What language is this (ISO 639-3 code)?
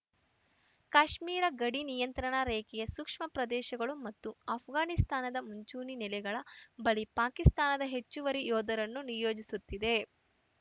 kan